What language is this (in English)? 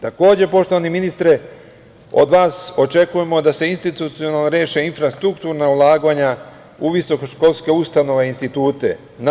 Serbian